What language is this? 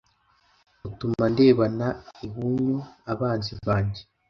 Kinyarwanda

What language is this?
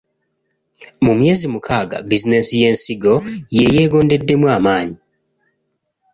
Ganda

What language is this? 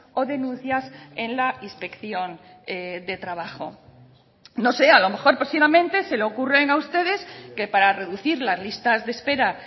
Spanish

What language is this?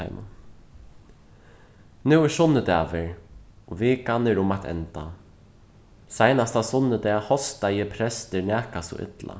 Faroese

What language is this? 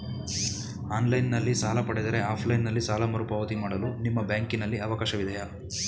Kannada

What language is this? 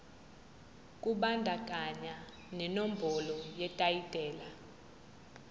Zulu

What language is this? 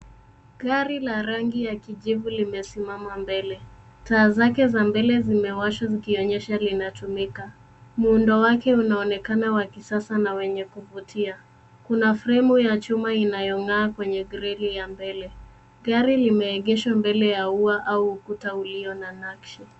Swahili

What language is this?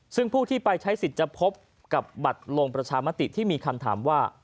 Thai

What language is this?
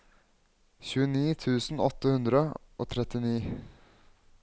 Norwegian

